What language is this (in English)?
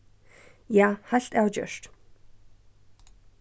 Faroese